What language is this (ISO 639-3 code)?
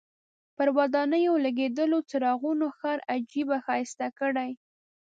pus